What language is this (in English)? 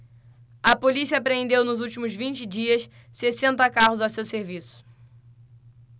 Portuguese